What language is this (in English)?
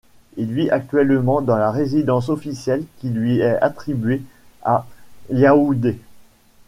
French